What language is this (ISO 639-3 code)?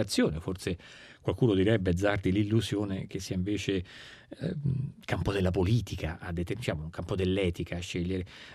ita